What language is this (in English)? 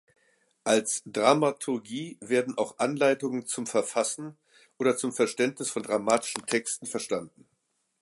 German